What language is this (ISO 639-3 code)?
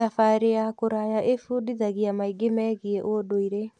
kik